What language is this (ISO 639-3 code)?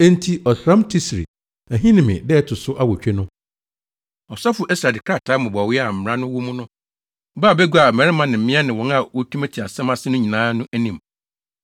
aka